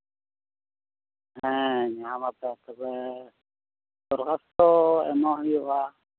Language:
Santali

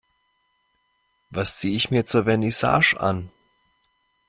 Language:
German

